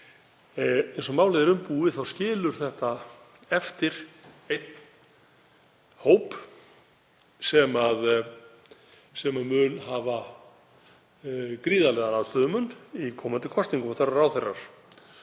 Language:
Icelandic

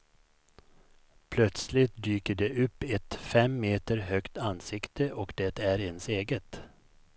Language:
Swedish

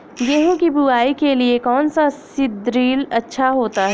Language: Hindi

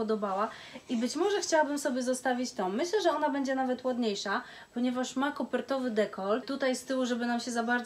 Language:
Polish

